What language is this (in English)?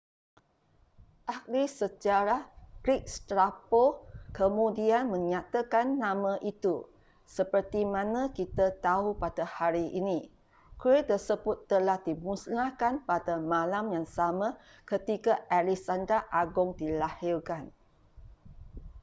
Malay